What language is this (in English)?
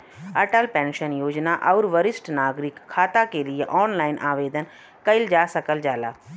Bhojpuri